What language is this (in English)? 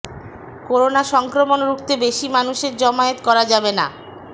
Bangla